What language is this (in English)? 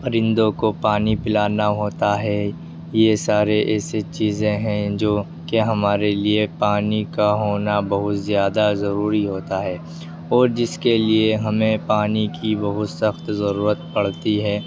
Urdu